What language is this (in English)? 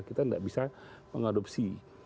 Indonesian